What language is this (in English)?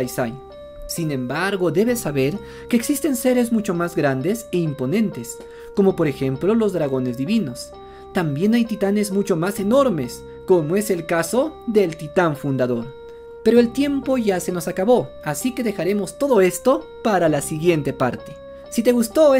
Spanish